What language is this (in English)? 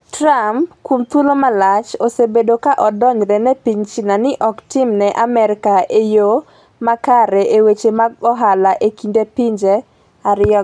Luo (Kenya and Tanzania)